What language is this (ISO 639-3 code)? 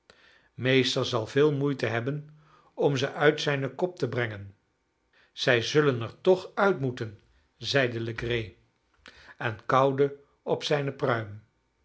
nld